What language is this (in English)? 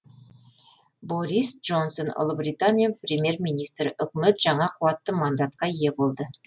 Kazakh